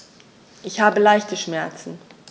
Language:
German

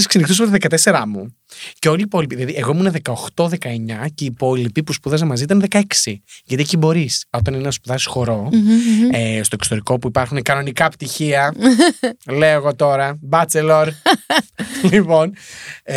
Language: Greek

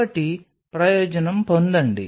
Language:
Telugu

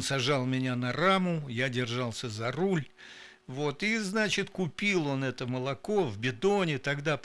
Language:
Russian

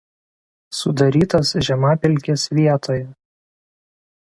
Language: Lithuanian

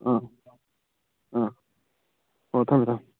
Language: Manipuri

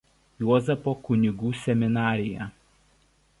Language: Lithuanian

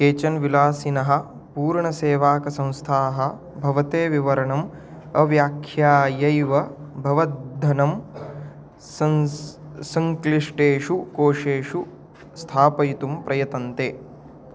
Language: Sanskrit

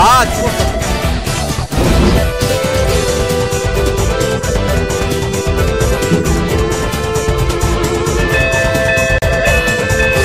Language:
Korean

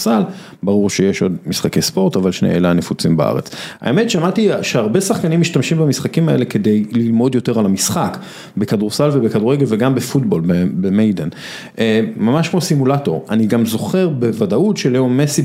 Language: Hebrew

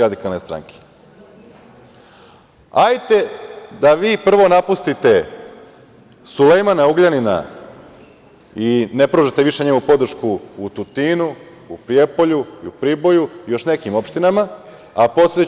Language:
Serbian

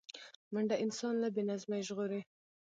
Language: Pashto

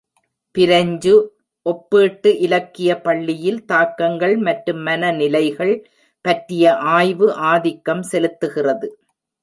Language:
Tamil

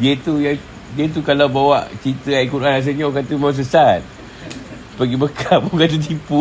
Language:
Malay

